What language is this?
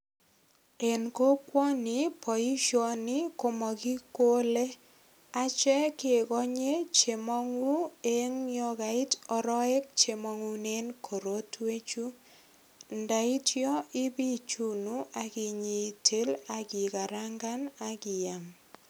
Kalenjin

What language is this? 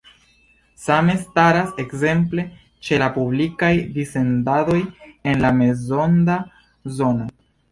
Esperanto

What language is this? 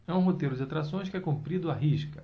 Portuguese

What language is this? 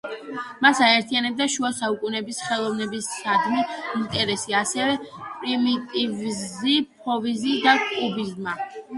Georgian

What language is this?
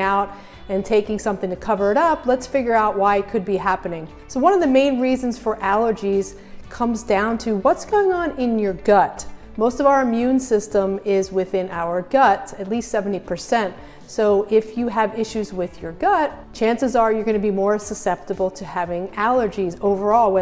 English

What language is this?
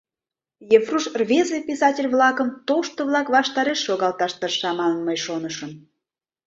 Mari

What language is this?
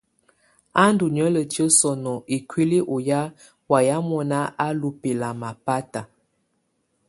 Tunen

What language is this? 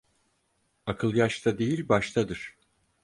Turkish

